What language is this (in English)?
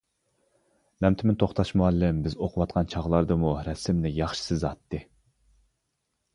Uyghur